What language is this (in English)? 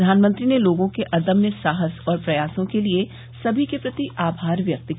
Hindi